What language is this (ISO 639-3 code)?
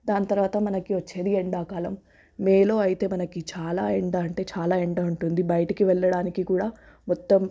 tel